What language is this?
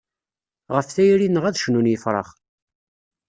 Kabyle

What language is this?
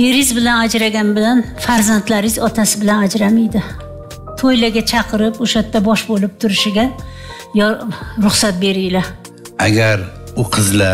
Turkish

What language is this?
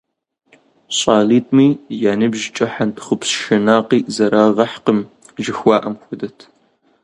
Kabardian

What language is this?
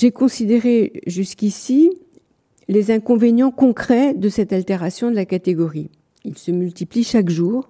French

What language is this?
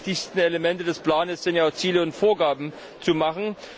German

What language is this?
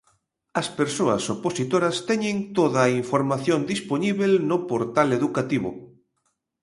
Galician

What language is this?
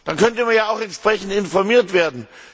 German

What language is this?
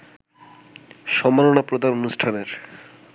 Bangla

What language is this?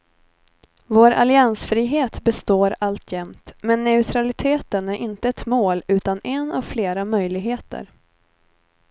Swedish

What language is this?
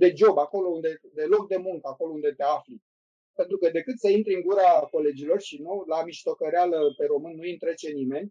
Romanian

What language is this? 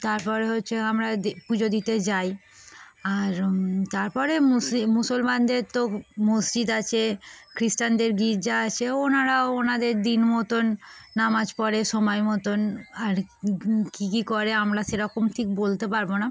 Bangla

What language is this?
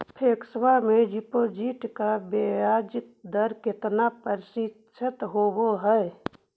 Magahi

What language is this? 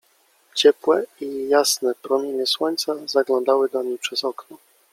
Polish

